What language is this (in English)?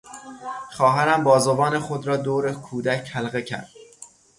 Persian